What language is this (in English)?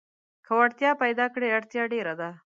Pashto